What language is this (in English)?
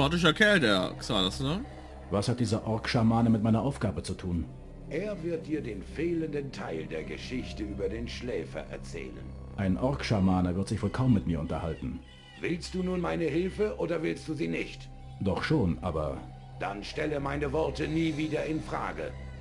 German